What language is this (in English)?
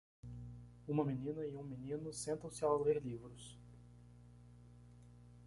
Portuguese